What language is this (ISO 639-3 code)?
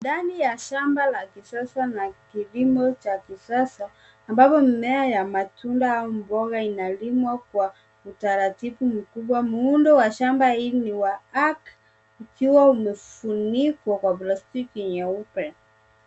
swa